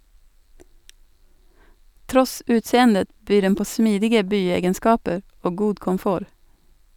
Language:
Norwegian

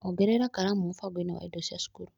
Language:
Kikuyu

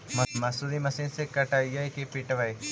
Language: Magahi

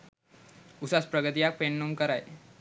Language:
Sinhala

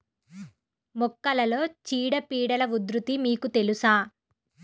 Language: Telugu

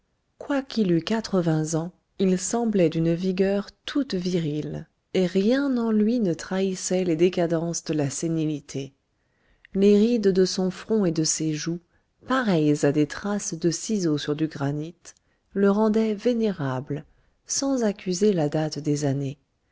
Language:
French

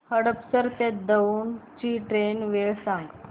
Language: Marathi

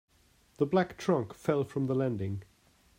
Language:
English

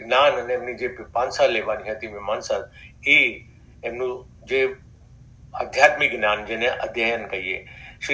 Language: Hindi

